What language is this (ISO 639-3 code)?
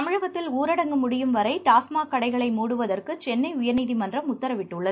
tam